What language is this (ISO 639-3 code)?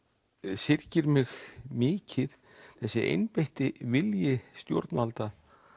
isl